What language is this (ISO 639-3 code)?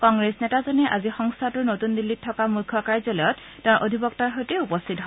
asm